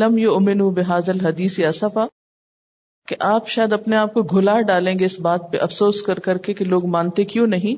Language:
Urdu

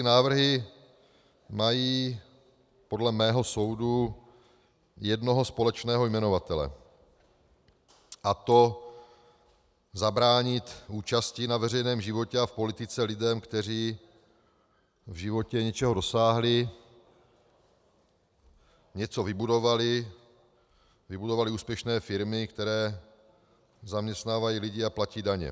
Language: Czech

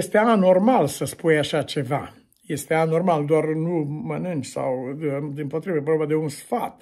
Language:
Romanian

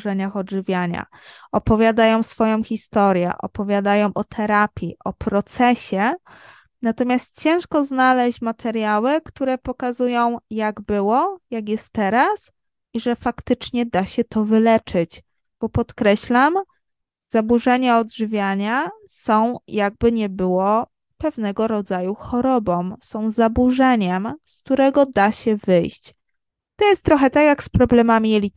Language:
Polish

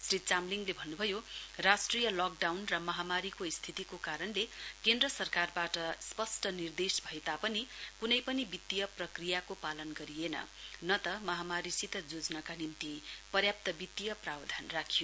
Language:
Nepali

